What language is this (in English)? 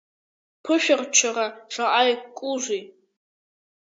Abkhazian